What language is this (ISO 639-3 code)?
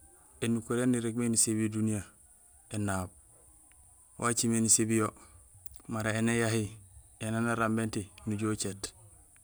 gsl